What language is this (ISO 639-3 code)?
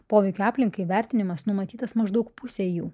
lit